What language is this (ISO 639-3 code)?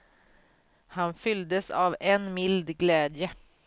swe